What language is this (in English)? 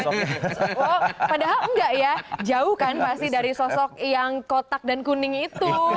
Indonesian